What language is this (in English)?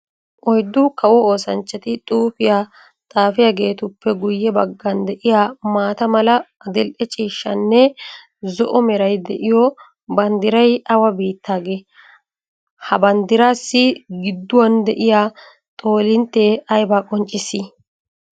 Wolaytta